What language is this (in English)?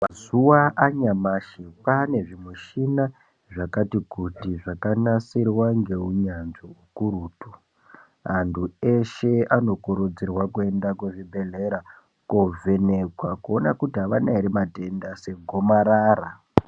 Ndau